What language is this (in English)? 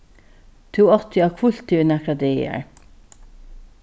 Faroese